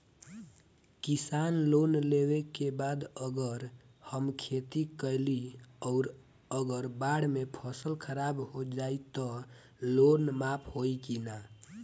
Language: Bhojpuri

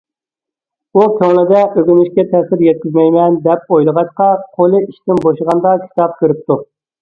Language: Uyghur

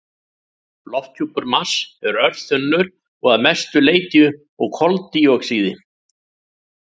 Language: Icelandic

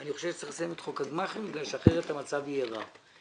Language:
Hebrew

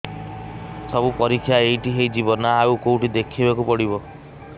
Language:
Odia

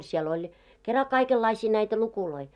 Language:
Finnish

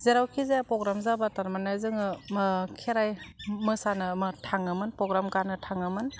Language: Bodo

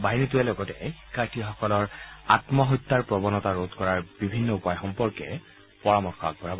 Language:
Assamese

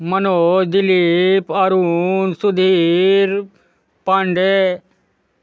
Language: Maithili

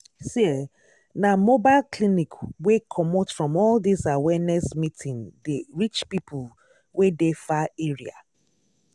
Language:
Nigerian Pidgin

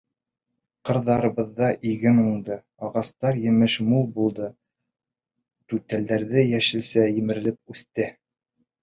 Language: Bashkir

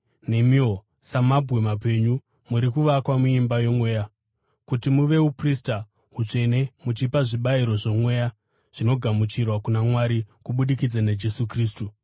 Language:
Shona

